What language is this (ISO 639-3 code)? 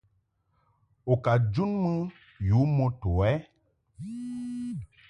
mhk